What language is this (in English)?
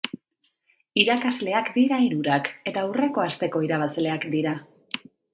Basque